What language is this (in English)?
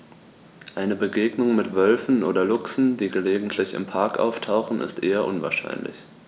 German